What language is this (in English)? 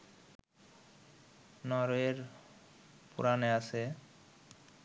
Bangla